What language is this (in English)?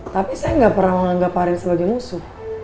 Indonesian